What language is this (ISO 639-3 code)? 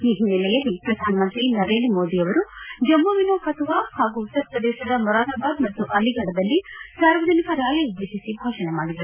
kan